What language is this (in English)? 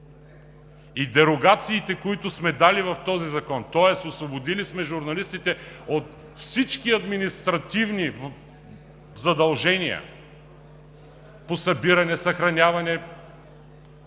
Bulgarian